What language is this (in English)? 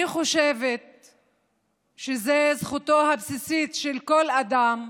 Hebrew